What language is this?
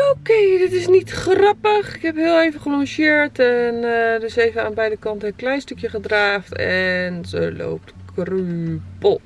Dutch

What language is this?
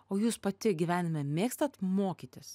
Lithuanian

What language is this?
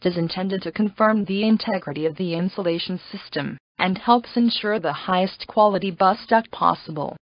English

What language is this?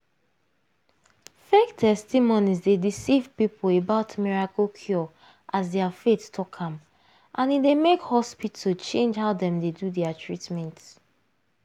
Nigerian Pidgin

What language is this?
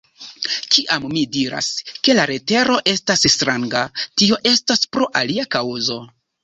Esperanto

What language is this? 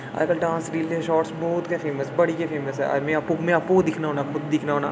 Dogri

